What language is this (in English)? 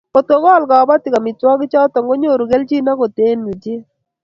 Kalenjin